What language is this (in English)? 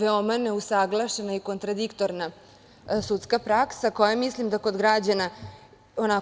Serbian